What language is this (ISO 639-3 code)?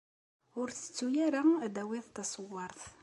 kab